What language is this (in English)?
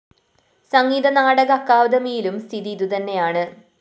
Malayalam